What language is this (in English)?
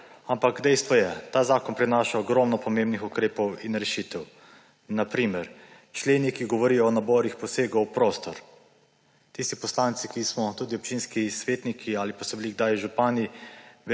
Slovenian